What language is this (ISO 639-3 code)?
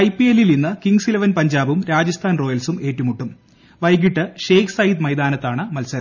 mal